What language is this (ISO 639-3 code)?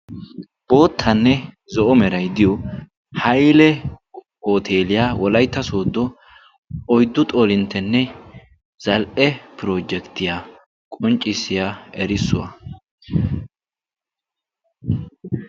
wal